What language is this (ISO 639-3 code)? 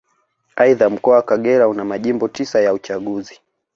swa